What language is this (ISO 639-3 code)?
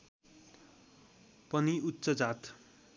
nep